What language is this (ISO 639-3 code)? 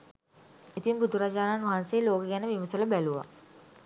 sin